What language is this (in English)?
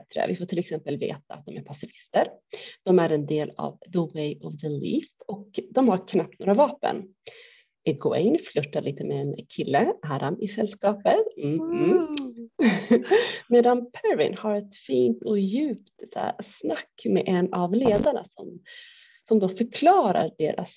Swedish